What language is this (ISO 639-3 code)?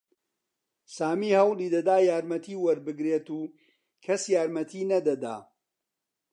ckb